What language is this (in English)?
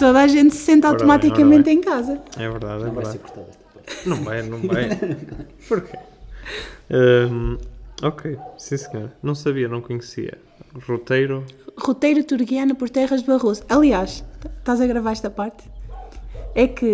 Portuguese